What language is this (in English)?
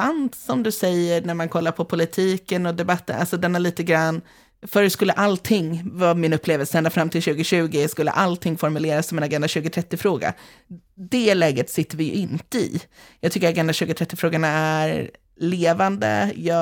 Swedish